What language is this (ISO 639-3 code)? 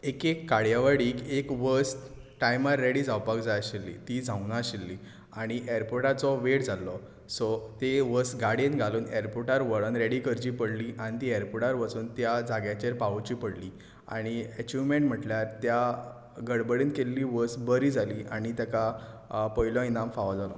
kok